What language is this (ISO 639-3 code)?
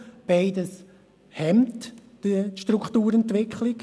gsw